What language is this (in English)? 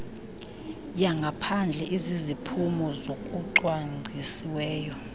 Xhosa